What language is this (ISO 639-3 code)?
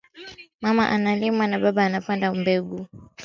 swa